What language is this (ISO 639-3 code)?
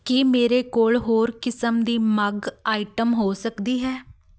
pan